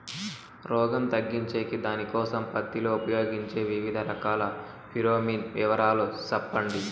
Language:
Telugu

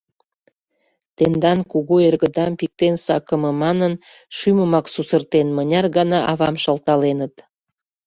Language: Mari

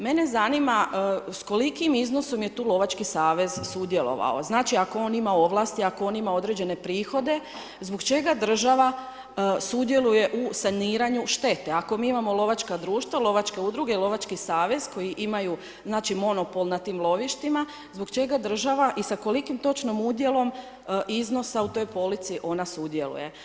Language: Croatian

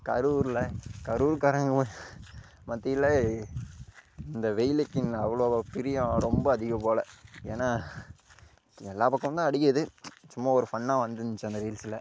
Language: Tamil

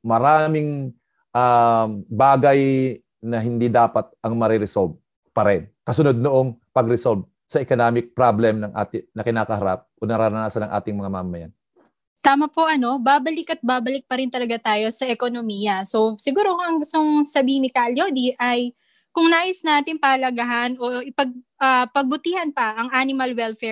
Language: Filipino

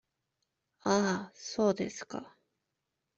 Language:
Japanese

